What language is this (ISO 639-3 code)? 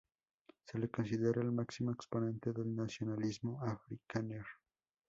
spa